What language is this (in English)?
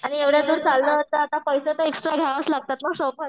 Marathi